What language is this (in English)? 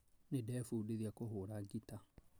Kikuyu